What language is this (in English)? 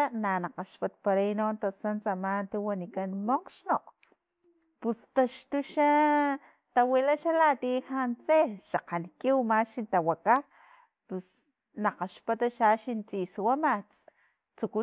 Filomena Mata-Coahuitlán Totonac